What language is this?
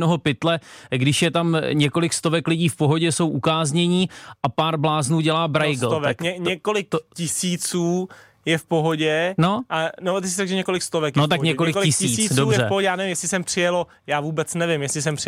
Czech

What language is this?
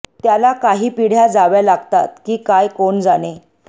Marathi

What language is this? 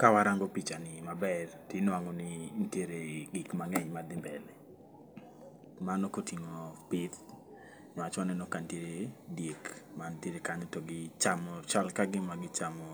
Luo (Kenya and Tanzania)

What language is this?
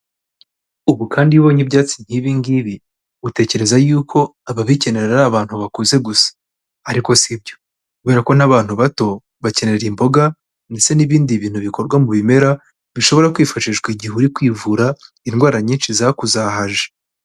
Kinyarwanda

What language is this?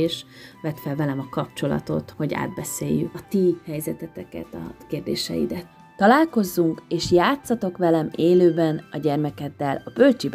Hungarian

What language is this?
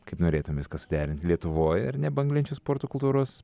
Lithuanian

